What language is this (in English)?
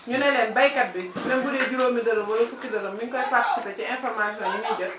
Wolof